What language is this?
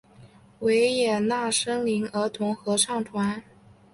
Chinese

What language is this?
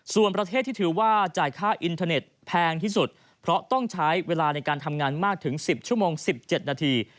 Thai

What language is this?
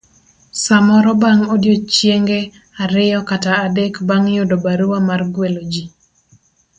Luo (Kenya and Tanzania)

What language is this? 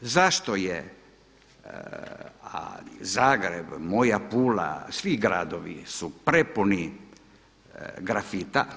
Croatian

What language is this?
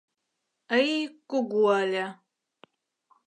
Mari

